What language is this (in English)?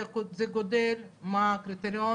Hebrew